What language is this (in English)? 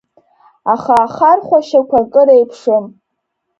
Abkhazian